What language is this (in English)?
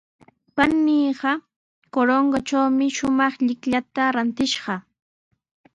Sihuas Ancash Quechua